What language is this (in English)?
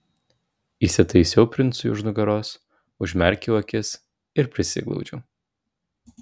Lithuanian